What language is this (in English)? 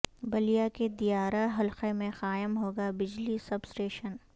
Urdu